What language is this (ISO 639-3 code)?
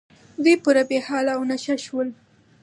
pus